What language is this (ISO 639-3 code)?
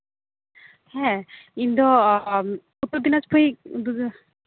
sat